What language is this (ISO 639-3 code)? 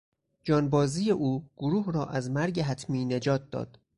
fas